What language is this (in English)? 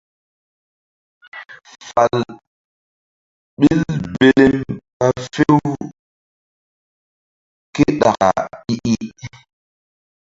Mbum